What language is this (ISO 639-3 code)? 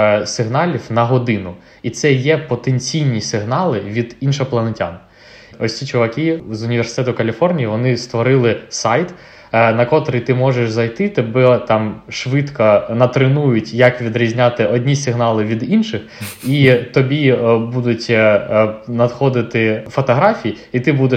ukr